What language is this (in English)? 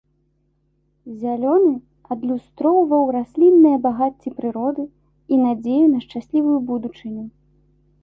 Belarusian